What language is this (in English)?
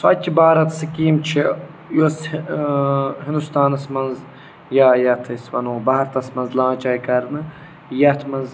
Kashmiri